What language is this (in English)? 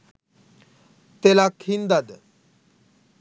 Sinhala